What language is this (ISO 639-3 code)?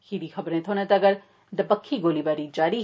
doi